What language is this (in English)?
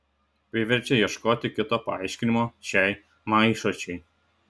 Lithuanian